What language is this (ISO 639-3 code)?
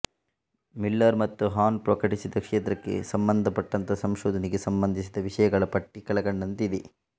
kan